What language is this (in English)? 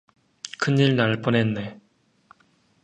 Korean